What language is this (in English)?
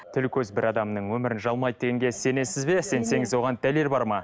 Kazakh